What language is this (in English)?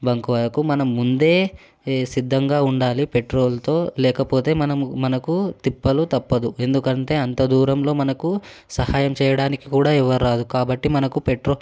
Telugu